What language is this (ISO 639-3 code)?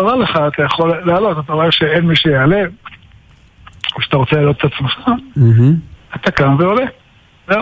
heb